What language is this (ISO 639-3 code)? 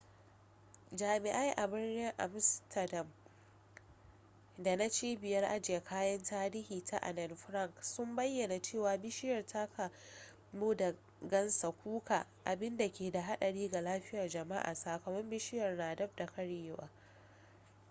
hau